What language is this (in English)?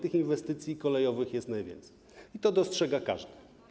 Polish